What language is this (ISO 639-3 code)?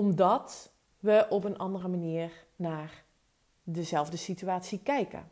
nld